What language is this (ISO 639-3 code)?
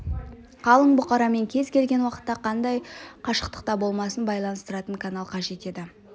kaz